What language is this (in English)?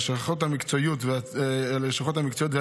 Hebrew